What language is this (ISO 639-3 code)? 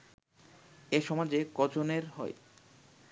ben